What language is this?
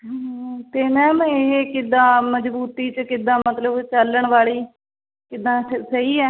Punjabi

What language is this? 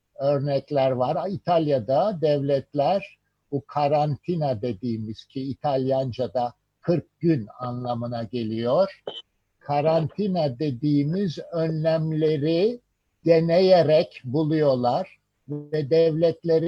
Turkish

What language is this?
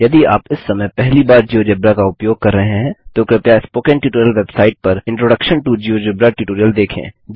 Hindi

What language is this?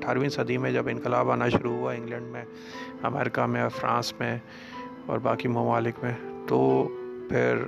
Urdu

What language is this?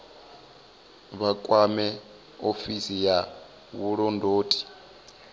Venda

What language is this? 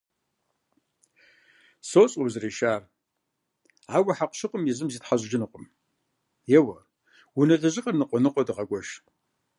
Kabardian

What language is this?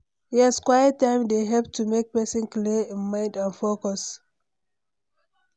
Nigerian Pidgin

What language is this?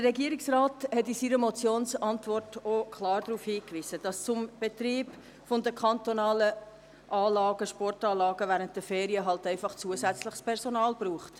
Swiss German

